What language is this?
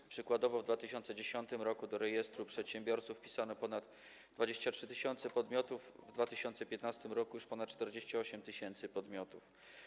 Polish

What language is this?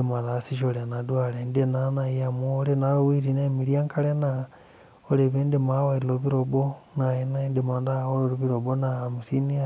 Masai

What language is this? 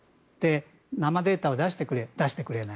Japanese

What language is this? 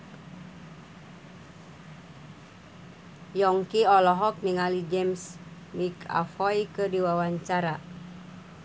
Sundanese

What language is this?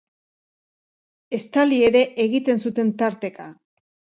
Basque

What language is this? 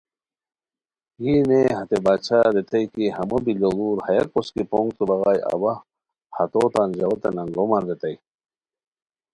Khowar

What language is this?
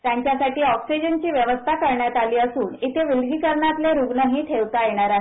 Marathi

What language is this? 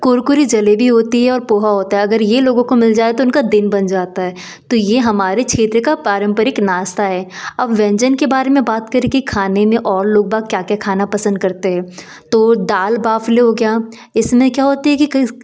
Hindi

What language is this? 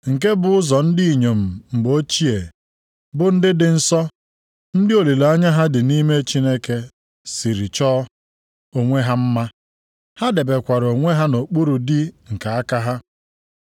Igbo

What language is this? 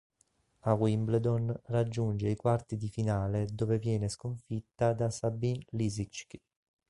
Italian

